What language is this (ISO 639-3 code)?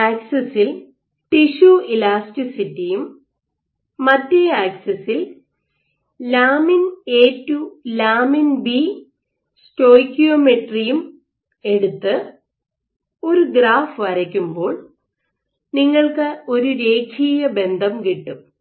mal